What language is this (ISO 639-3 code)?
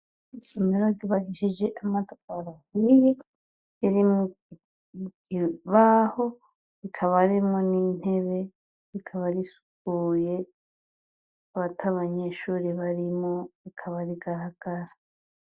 run